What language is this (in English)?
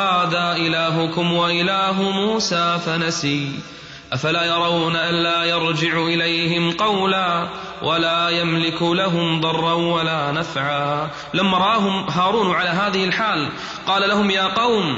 Arabic